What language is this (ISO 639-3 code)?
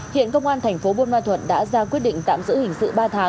vie